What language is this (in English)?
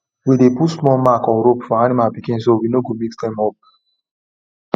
Nigerian Pidgin